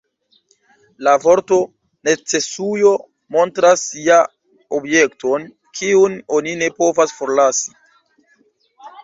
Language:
Esperanto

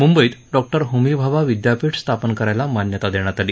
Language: Marathi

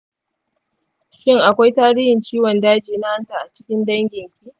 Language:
Hausa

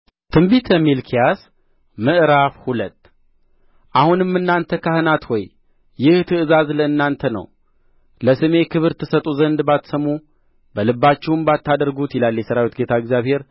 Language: Amharic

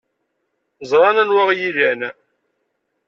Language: Kabyle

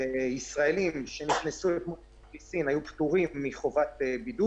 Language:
Hebrew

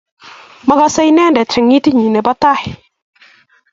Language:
Kalenjin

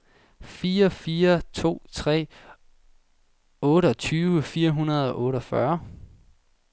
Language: Danish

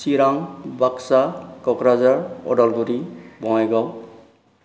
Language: Bodo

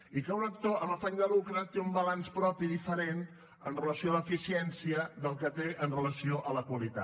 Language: Catalan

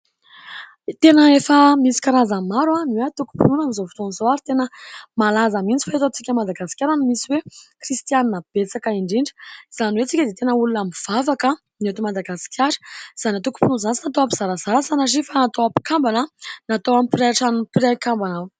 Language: Malagasy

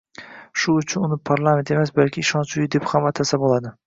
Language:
Uzbek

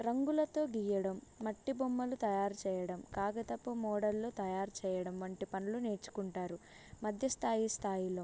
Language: Telugu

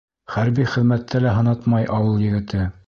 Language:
Bashkir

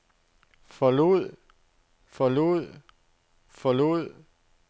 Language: Danish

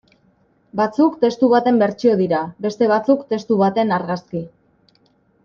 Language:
Basque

